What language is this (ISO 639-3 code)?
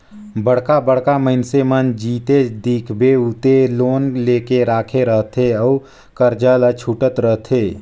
hne